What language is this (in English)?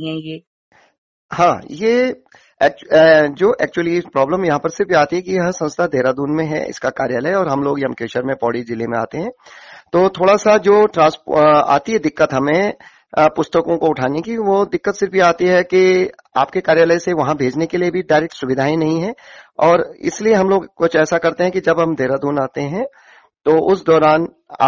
Hindi